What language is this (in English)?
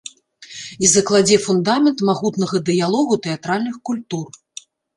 Belarusian